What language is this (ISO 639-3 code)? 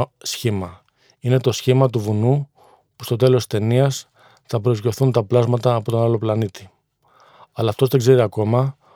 ell